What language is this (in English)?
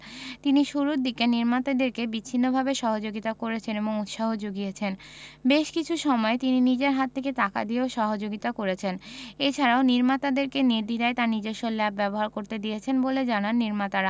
Bangla